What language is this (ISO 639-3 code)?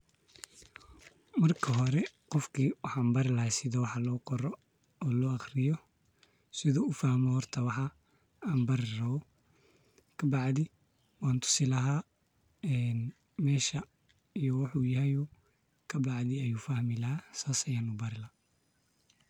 som